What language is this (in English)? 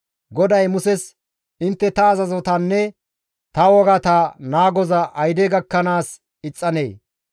Gamo